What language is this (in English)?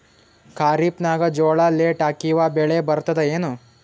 Kannada